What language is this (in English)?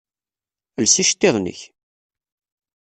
Kabyle